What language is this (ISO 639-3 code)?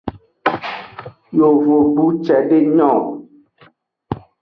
ajg